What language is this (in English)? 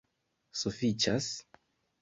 Esperanto